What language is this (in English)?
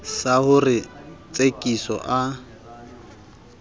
Southern Sotho